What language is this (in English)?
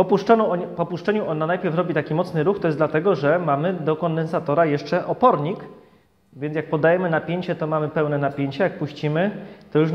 Polish